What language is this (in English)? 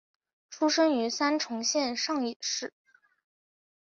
Chinese